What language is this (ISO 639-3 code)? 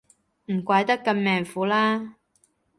yue